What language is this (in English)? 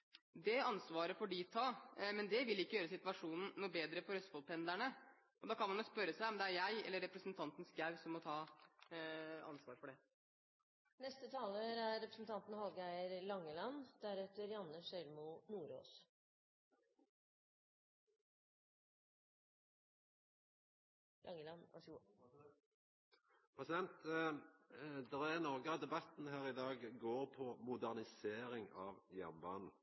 Norwegian